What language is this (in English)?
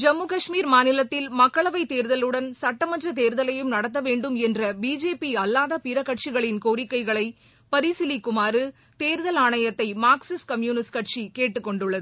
Tamil